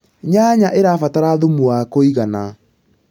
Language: Kikuyu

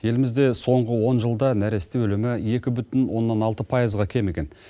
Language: Kazakh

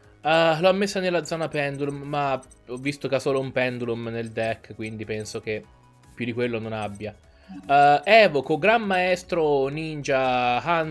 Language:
Italian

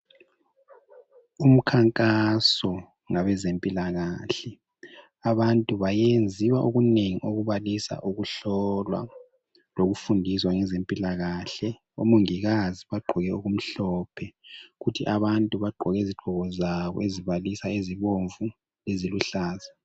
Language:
North Ndebele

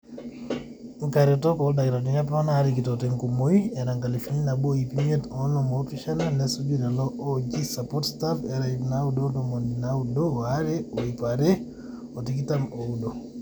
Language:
Masai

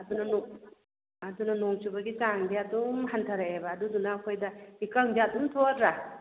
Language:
Manipuri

